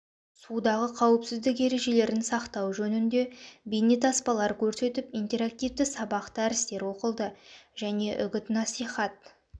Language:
Kazakh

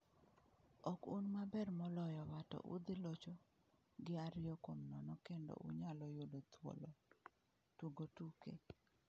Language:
Luo (Kenya and Tanzania)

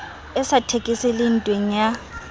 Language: Southern Sotho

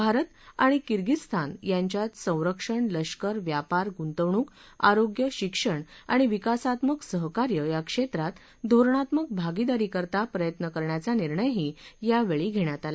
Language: Marathi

